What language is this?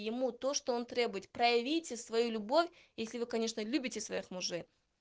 Russian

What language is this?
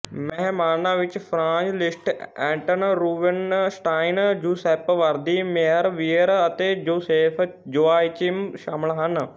Punjabi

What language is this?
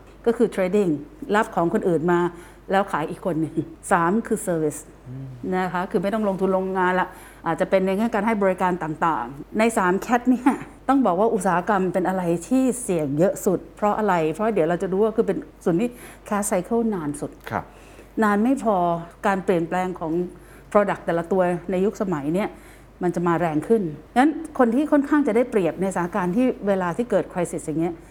Thai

